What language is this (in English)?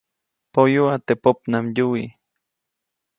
Copainalá Zoque